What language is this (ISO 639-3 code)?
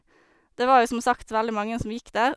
nor